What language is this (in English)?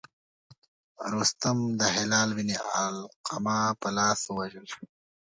Pashto